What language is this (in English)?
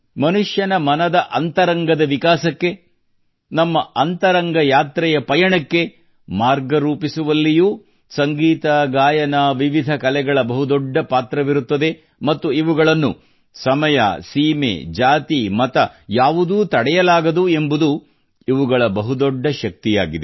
Kannada